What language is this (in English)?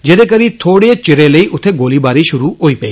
Dogri